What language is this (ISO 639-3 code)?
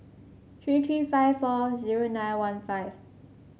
eng